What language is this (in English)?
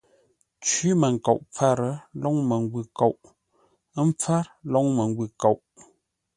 Ngombale